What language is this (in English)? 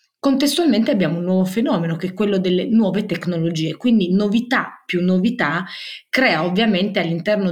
Italian